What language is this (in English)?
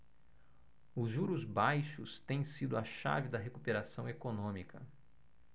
Portuguese